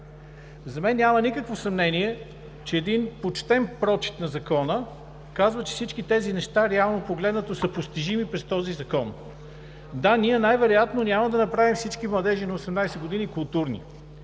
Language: Bulgarian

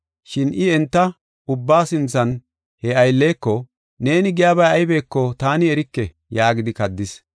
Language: Gofa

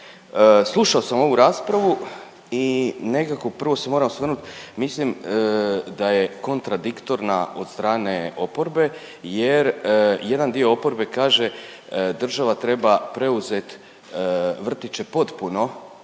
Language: Croatian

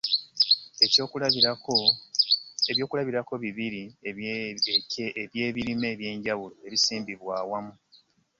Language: Ganda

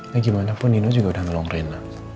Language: Indonesian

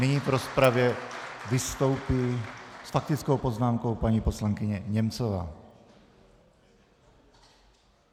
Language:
Czech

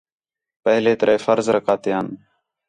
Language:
Khetrani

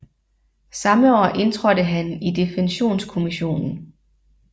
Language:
Danish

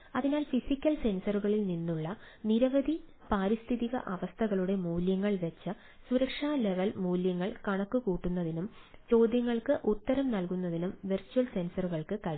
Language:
Malayalam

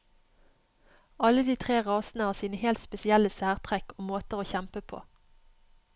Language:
Norwegian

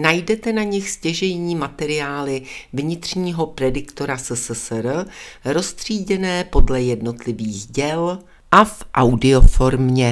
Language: Czech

